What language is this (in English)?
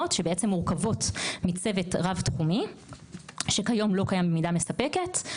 Hebrew